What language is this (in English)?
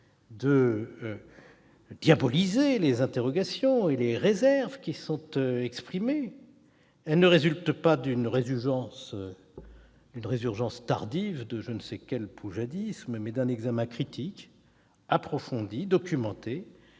French